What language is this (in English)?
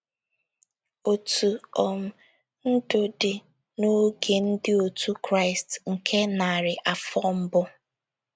Igbo